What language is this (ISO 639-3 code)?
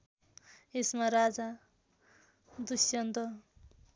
nep